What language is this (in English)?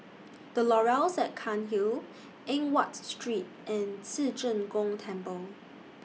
English